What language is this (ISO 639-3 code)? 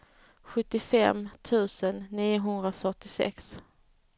swe